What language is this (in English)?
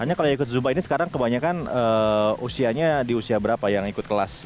Indonesian